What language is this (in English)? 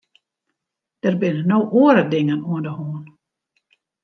Western Frisian